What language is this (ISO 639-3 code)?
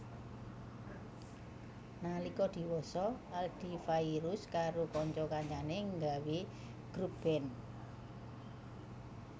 jav